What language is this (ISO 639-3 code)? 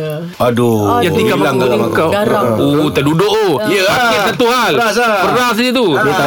msa